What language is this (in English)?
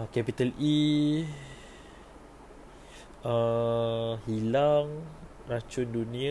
Malay